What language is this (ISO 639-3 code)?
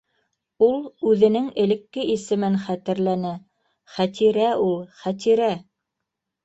bak